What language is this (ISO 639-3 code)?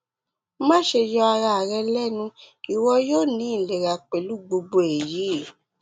yor